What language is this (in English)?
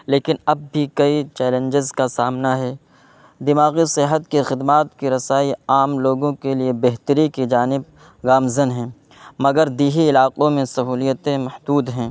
Urdu